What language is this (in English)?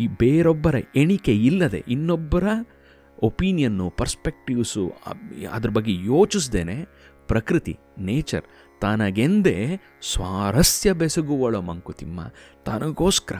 Kannada